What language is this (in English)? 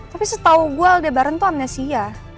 Indonesian